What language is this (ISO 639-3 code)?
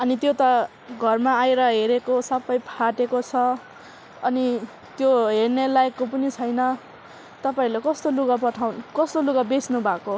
nep